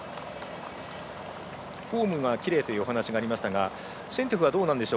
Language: Japanese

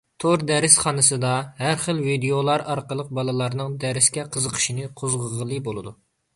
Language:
Uyghur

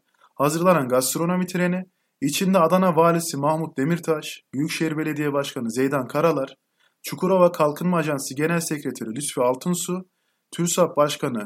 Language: Turkish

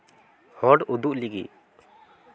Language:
Santali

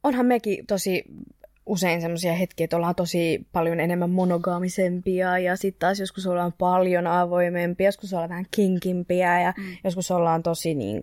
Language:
Finnish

